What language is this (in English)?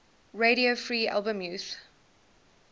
English